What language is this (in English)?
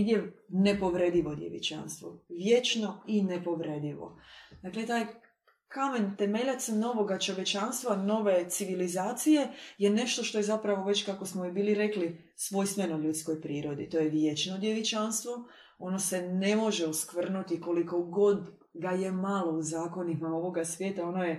Croatian